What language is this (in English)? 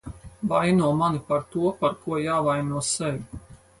Latvian